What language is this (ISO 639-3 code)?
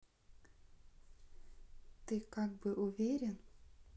rus